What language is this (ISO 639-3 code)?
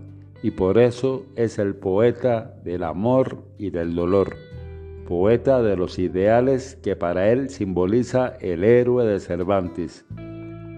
spa